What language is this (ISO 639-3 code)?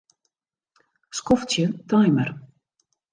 fry